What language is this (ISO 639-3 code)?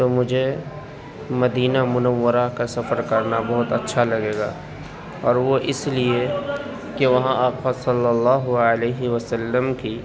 urd